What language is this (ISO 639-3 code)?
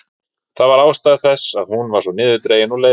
isl